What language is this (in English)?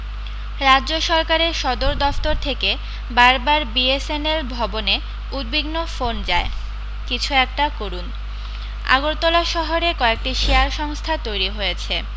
Bangla